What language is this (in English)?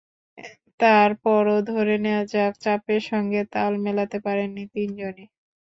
Bangla